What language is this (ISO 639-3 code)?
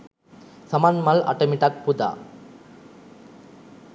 sin